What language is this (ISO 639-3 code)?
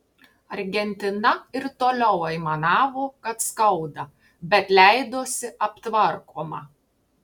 lit